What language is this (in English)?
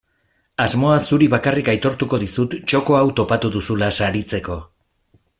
Basque